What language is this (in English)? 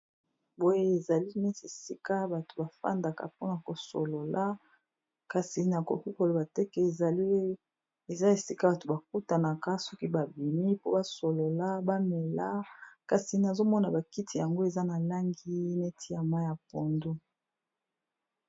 Lingala